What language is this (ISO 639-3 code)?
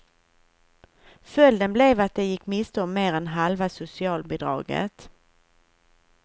swe